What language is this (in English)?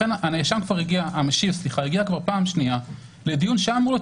Hebrew